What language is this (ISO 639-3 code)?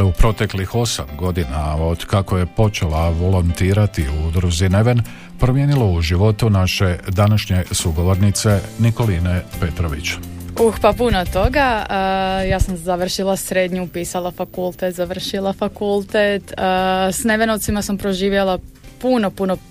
hrv